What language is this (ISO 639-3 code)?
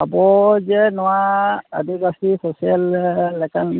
sat